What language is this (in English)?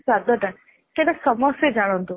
Odia